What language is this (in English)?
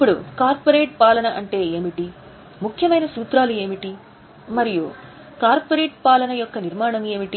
Telugu